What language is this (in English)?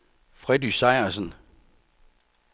Danish